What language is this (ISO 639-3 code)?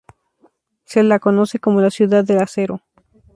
spa